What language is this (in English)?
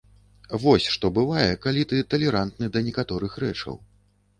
Belarusian